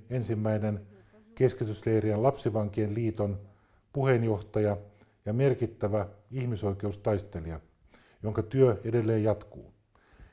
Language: Finnish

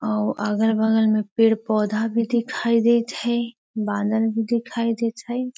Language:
Magahi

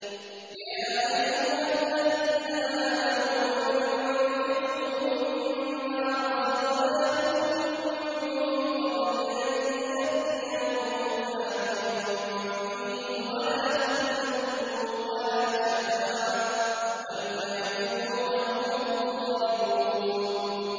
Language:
Arabic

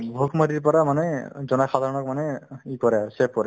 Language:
Assamese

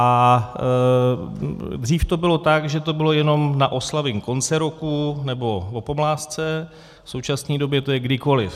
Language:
Czech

